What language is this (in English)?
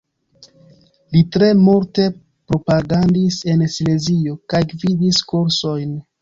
Esperanto